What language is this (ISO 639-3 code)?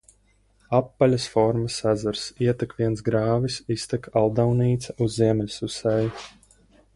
lav